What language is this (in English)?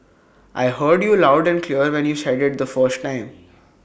English